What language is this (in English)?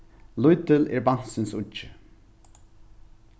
Faroese